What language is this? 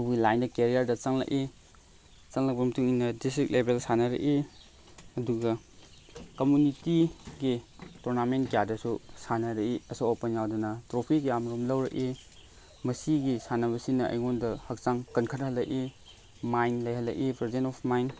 Manipuri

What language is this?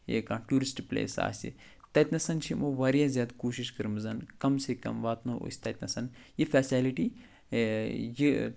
Kashmiri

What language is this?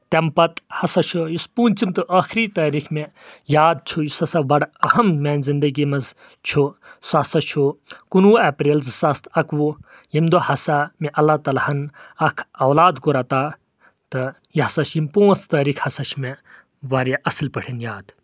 Kashmiri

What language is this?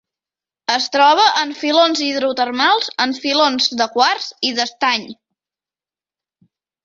Catalan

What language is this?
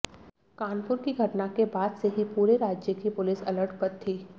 Hindi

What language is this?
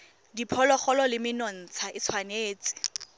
Tswana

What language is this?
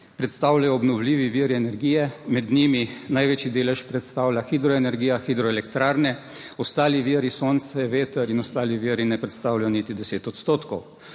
Slovenian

